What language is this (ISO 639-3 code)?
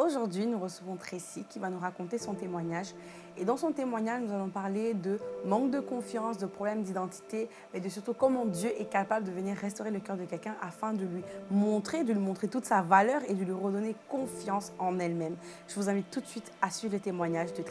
fra